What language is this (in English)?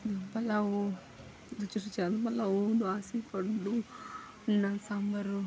Kannada